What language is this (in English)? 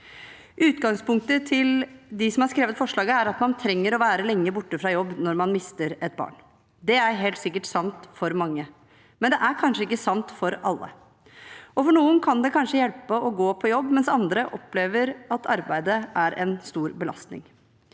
Norwegian